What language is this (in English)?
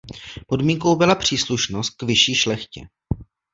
Czech